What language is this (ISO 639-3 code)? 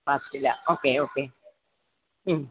mal